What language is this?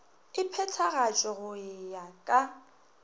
Northern Sotho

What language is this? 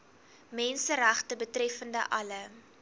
Afrikaans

